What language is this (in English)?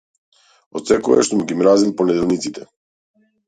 Macedonian